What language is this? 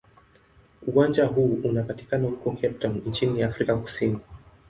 Swahili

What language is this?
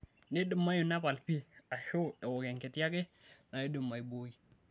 Masai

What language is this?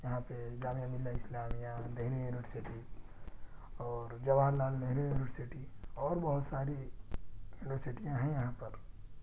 Urdu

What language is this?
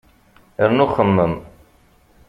Kabyle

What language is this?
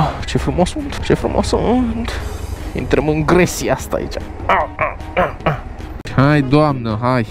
Romanian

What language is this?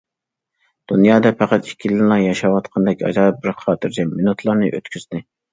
Uyghur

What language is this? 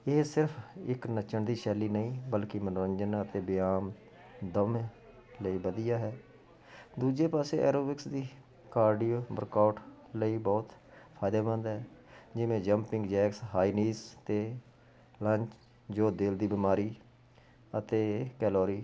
Punjabi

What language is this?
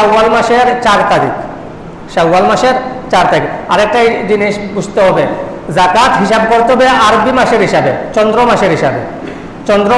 Indonesian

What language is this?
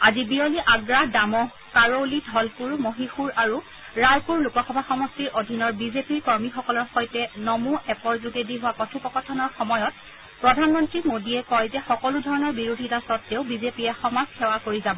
Assamese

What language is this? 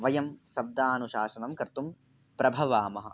Sanskrit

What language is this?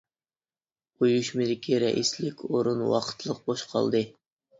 Uyghur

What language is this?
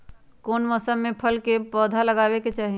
Magahi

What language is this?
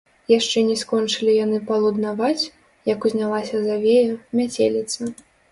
Belarusian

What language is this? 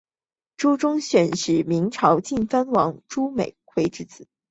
Chinese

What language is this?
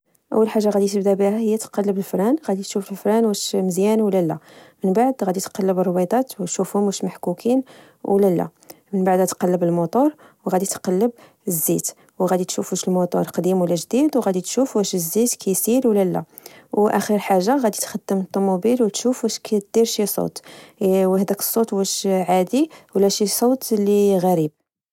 Moroccan Arabic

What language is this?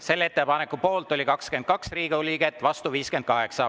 Estonian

